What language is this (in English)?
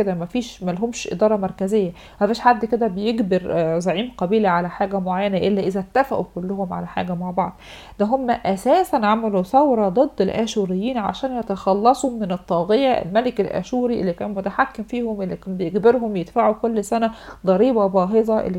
Arabic